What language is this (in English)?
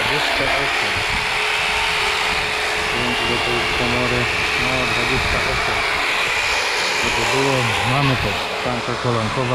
Polish